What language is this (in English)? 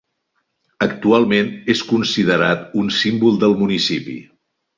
Catalan